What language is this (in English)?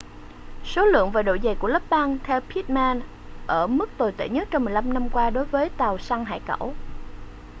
Vietnamese